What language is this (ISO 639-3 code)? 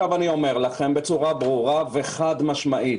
heb